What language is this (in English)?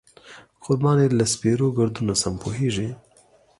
Pashto